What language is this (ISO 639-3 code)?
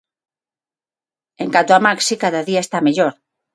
glg